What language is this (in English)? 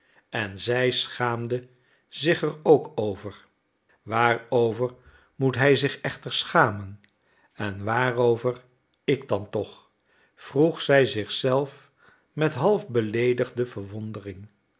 Dutch